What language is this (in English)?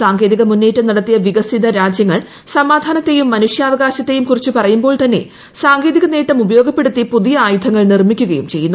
Malayalam